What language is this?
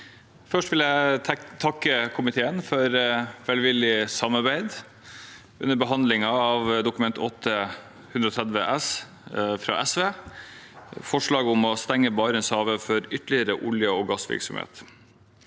Norwegian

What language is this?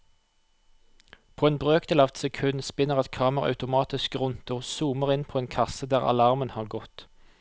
Norwegian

